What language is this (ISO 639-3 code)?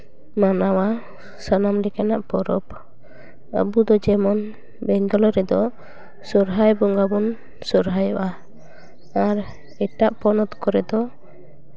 sat